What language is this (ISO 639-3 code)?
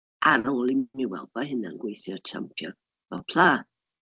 cym